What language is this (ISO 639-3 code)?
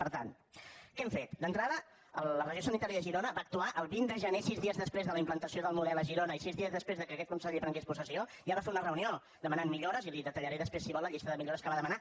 cat